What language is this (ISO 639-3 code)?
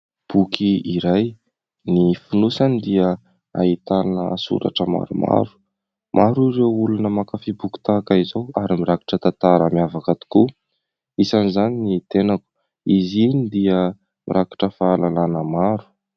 mlg